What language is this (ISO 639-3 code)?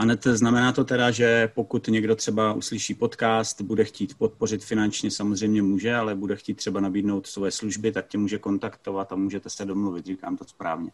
ces